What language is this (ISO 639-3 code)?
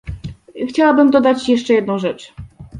pol